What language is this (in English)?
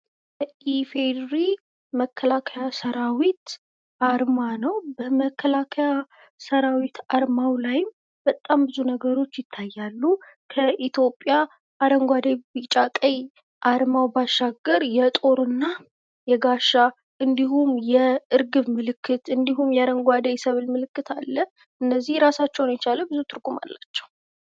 Amharic